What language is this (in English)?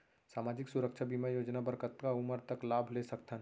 Chhattisgarhi